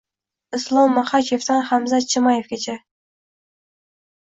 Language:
Uzbek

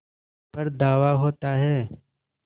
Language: Hindi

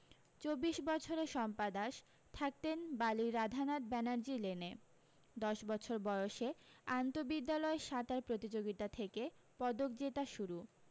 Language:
Bangla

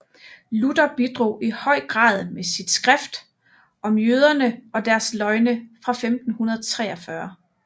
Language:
Danish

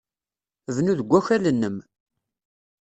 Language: Kabyle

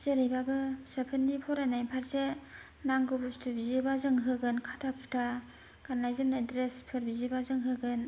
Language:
Bodo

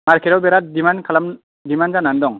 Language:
Bodo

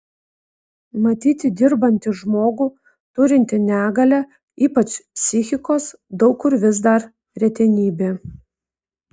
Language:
Lithuanian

